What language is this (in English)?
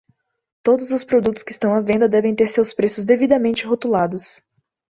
Portuguese